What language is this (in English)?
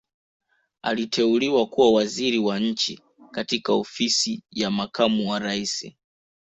Swahili